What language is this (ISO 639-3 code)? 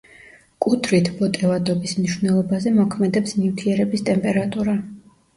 kat